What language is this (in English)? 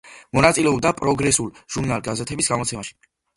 Georgian